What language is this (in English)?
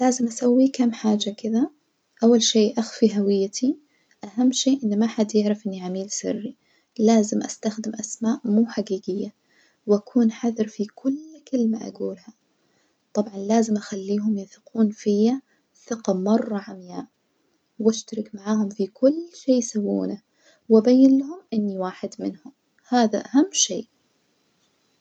Najdi Arabic